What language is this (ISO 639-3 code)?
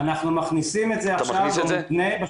heb